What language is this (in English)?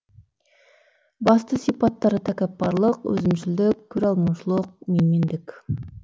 Kazakh